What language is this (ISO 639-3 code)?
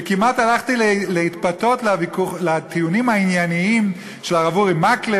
heb